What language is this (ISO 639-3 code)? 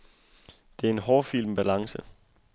dan